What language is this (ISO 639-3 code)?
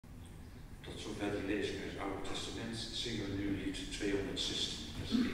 nld